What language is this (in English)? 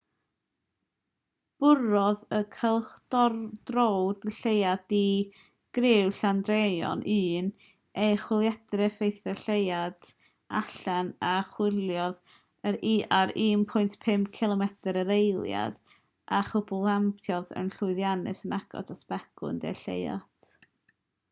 Welsh